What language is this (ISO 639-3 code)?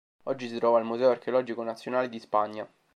ita